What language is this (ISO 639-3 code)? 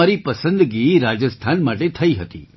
guj